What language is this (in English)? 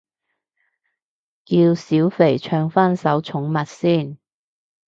Cantonese